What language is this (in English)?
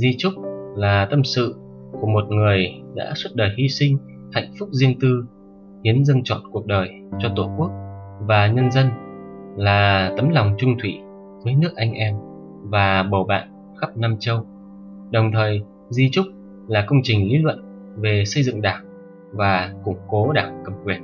Vietnamese